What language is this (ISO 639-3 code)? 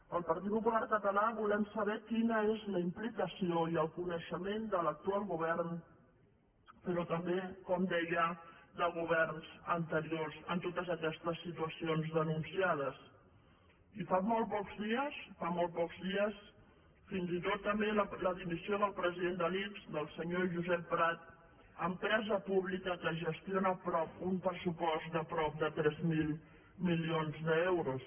cat